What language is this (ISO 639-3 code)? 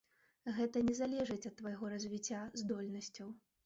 bel